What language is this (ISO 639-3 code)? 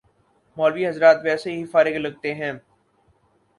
urd